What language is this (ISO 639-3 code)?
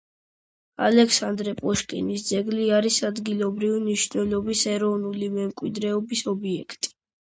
kat